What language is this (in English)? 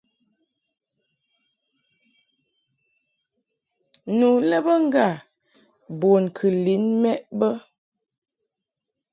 Mungaka